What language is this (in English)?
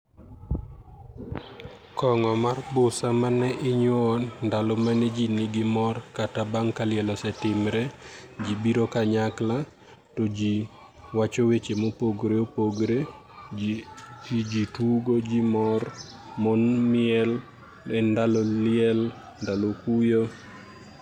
Luo (Kenya and Tanzania)